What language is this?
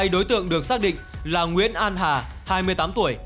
Vietnamese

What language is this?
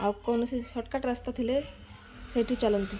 Odia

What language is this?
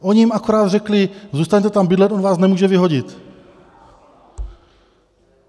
Czech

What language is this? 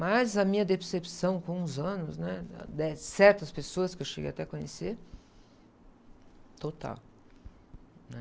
Portuguese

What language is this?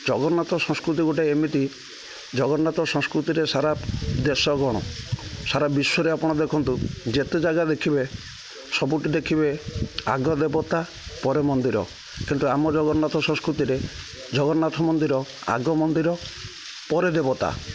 Odia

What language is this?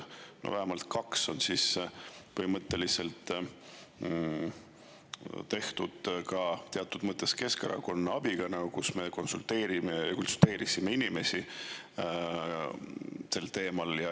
Estonian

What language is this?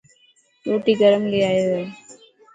Dhatki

